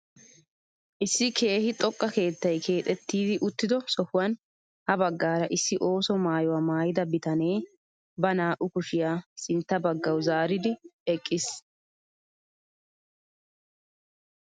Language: Wolaytta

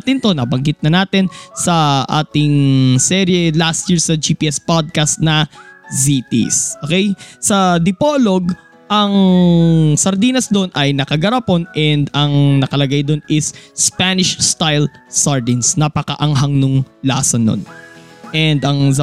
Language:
Filipino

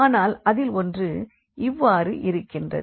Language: Tamil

